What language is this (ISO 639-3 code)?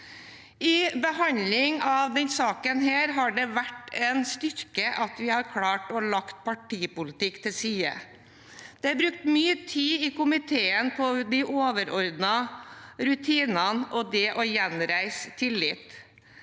nor